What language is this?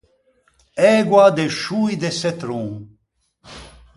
Ligurian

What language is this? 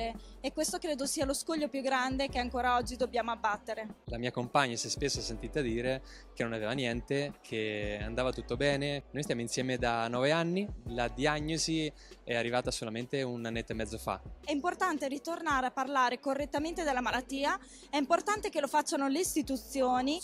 Italian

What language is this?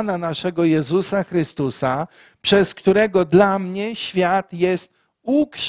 Polish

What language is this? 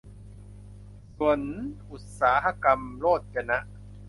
Thai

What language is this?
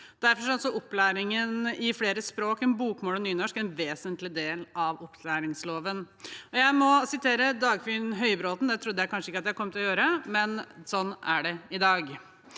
Norwegian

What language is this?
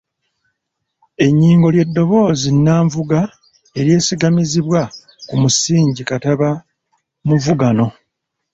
Ganda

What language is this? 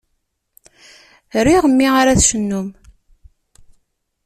Kabyle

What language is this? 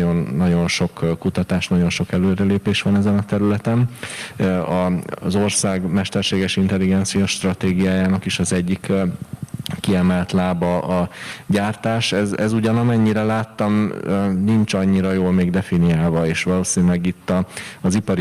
Hungarian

